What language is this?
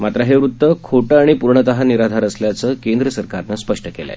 Marathi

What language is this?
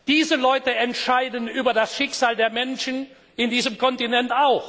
German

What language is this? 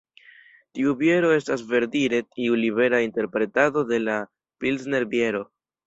Esperanto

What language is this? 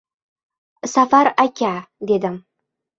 Uzbek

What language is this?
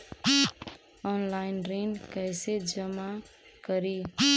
Magahi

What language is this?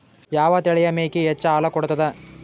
Kannada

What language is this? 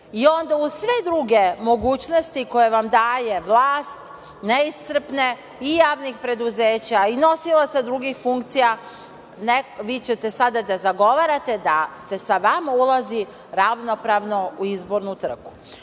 Serbian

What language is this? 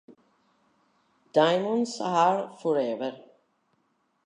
Italian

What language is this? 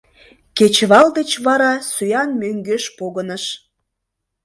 Mari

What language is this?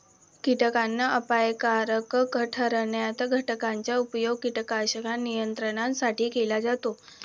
Marathi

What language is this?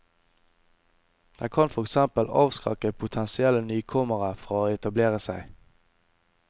Norwegian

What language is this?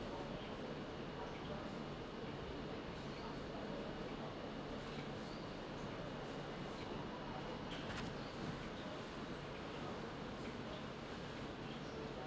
English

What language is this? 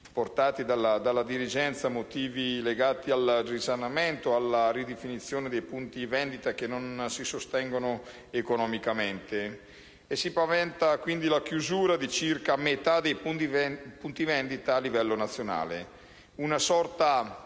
Italian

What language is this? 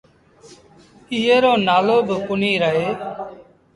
Sindhi Bhil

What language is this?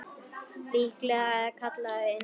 Icelandic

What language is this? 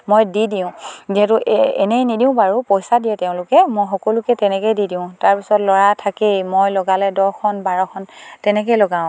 Assamese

